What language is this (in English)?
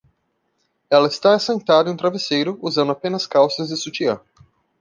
Portuguese